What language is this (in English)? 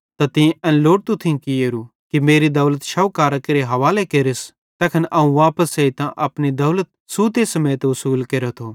Bhadrawahi